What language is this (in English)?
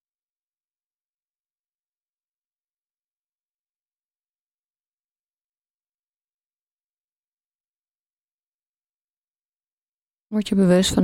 Dutch